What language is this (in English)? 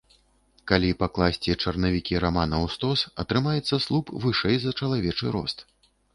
Belarusian